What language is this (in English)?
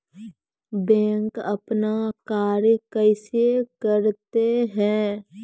Maithili